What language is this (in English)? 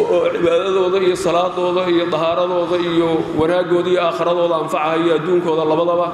Arabic